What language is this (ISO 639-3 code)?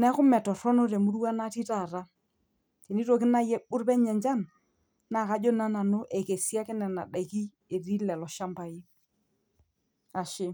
mas